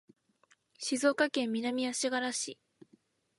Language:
Japanese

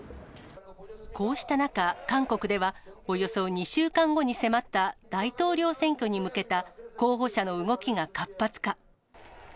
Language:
Japanese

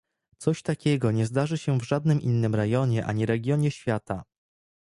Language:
Polish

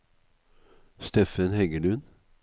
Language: Norwegian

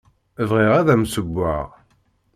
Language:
Kabyle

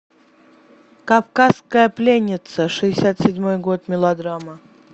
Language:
Russian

